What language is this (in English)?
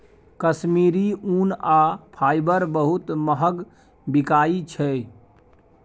Maithili